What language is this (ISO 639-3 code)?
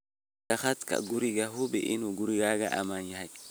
som